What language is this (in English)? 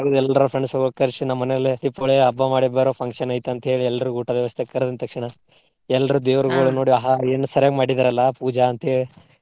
Kannada